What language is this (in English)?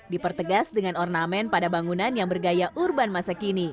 Indonesian